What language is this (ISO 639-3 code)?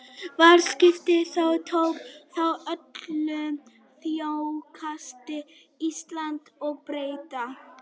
isl